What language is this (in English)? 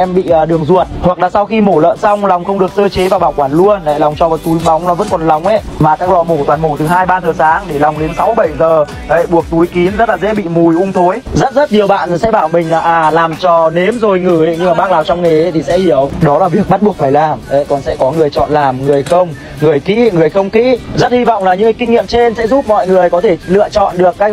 Vietnamese